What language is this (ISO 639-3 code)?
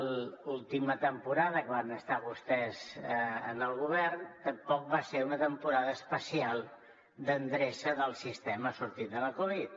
cat